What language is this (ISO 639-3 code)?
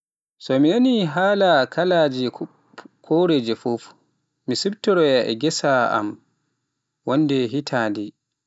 fuf